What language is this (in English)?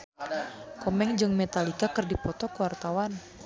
Sundanese